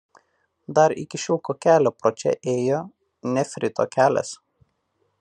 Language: Lithuanian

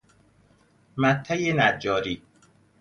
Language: Persian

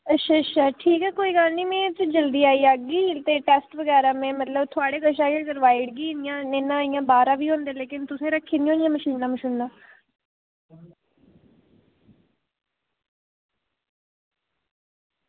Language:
Dogri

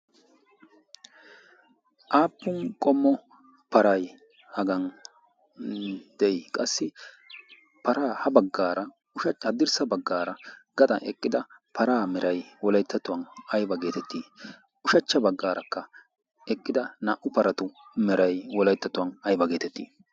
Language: Wolaytta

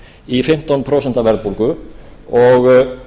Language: Icelandic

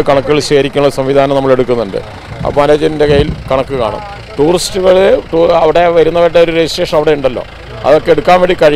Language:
Malayalam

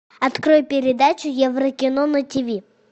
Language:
Russian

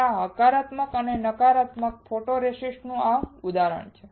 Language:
Gujarati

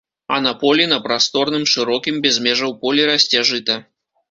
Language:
Belarusian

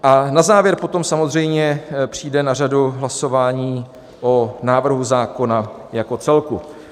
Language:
Czech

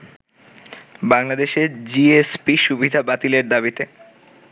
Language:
Bangla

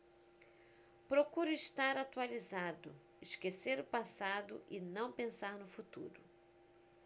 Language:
Portuguese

